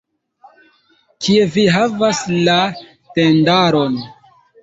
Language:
Esperanto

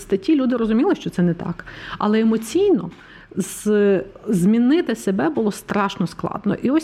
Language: Ukrainian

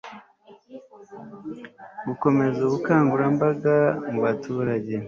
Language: Kinyarwanda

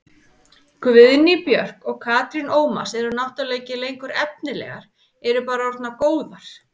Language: Icelandic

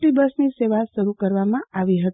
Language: Gujarati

